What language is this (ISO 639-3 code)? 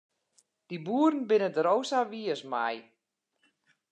fry